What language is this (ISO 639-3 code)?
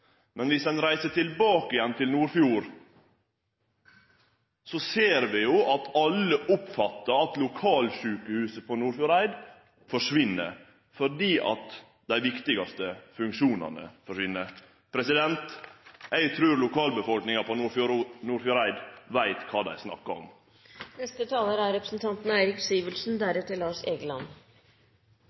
nno